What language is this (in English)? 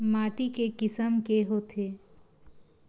Chhattisgarhi